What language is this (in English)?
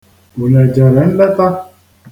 Igbo